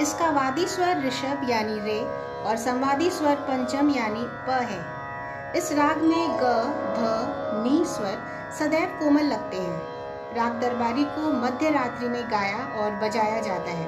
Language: Hindi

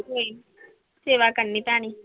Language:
Punjabi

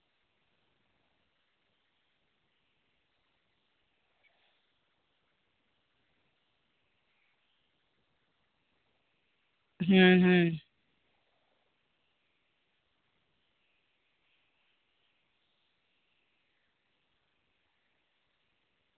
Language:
Santali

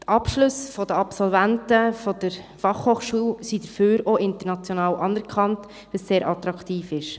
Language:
Swiss German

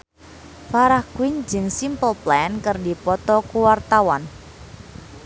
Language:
Sundanese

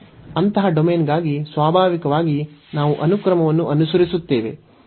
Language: Kannada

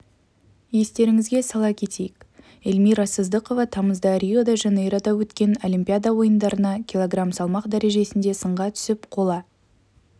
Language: Kazakh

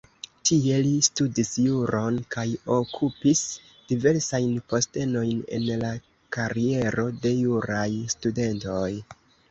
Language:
Esperanto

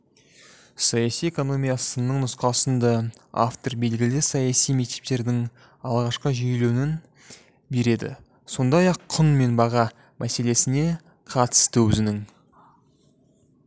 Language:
Kazakh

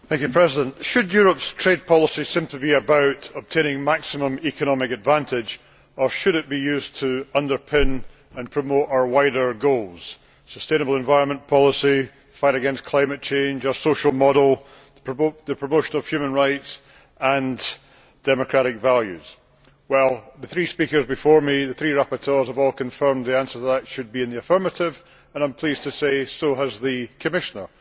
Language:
English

